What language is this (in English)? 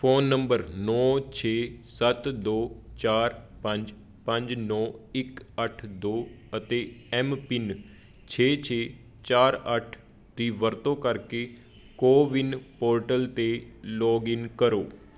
Punjabi